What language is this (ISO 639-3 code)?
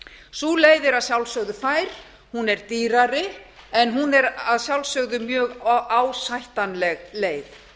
isl